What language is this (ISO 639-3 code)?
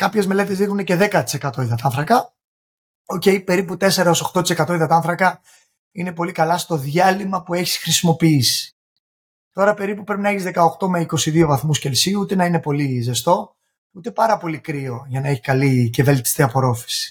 ell